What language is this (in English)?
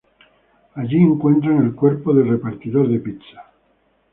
Spanish